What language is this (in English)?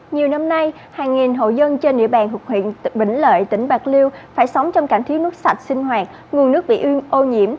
Vietnamese